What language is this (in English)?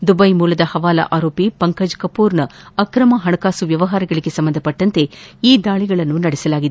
Kannada